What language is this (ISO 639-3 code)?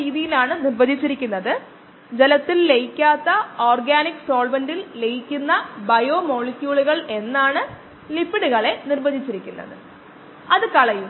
mal